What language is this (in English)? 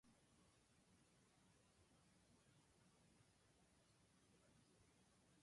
Japanese